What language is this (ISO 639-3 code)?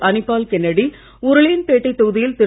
tam